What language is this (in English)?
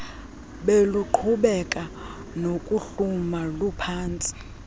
Xhosa